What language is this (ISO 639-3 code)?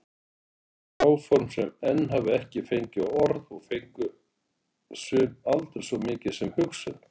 isl